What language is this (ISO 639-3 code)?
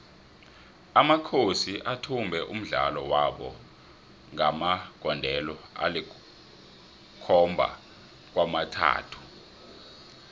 nbl